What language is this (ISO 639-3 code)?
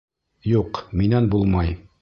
bak